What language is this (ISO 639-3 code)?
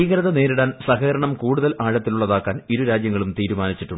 mal